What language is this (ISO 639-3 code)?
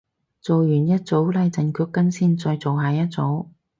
yue